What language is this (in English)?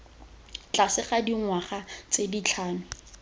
Tswana